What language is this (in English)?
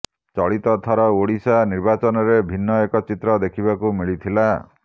Odia